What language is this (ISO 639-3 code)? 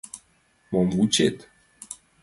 chm